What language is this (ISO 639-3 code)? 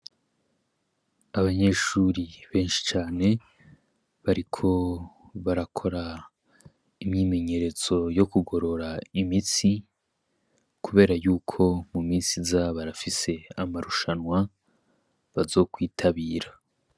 run